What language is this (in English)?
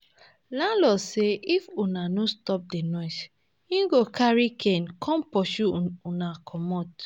Nigerian Pidgin